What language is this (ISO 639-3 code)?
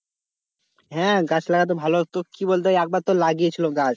ben